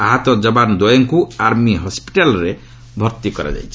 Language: Odia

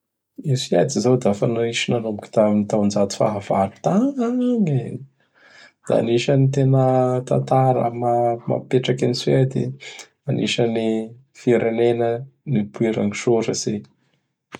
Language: Bara Malagasy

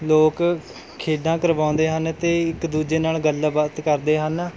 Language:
Punjabi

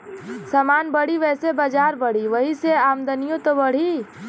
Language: Bhojpuri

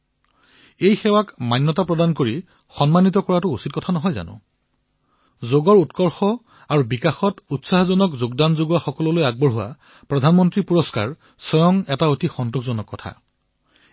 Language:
Assamese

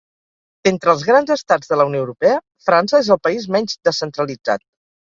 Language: Catalan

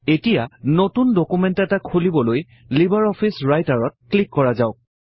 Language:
Assamese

